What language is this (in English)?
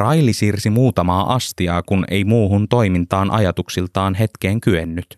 Finnish